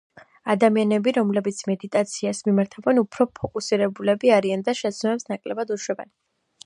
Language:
Georgian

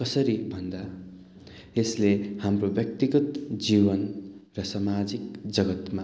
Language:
Nepali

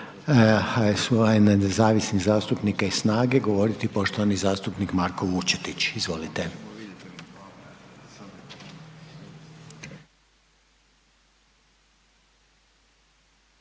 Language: Croatian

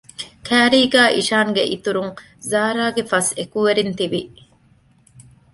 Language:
Divehi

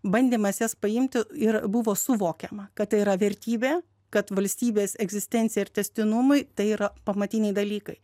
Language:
Lithuanian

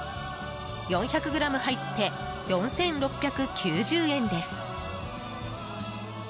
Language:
Japanese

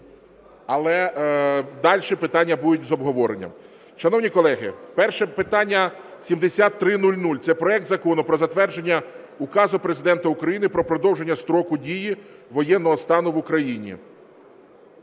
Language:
Ukrainian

